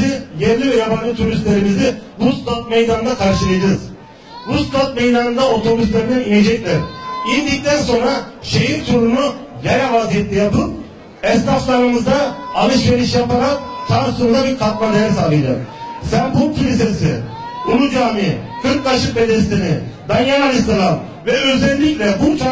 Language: Turkish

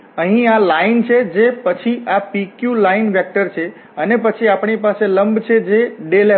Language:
Gujarati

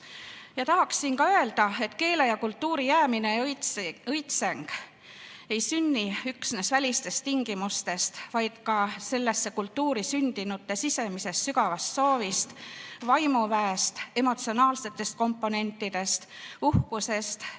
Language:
Estonian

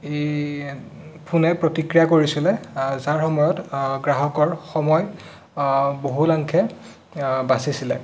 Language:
Assamese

